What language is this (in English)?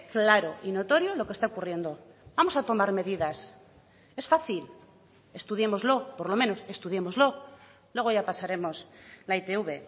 Spanish